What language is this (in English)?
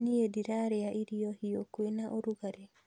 Kikuyu